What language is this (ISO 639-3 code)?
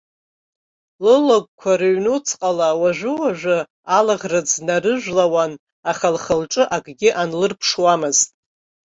abk